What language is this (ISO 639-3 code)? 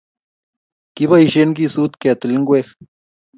kln